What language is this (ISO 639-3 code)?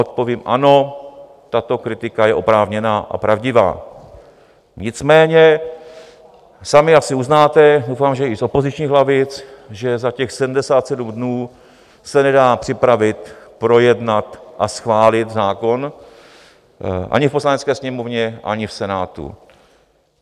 ces